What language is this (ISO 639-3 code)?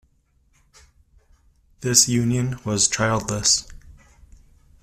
eng